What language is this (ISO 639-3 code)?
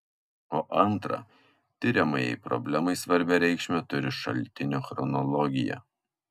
lit